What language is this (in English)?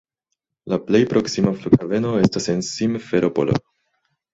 Esperanto